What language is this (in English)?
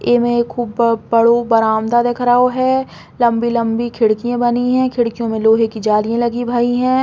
Bundeli